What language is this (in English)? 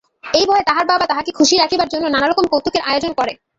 Bangla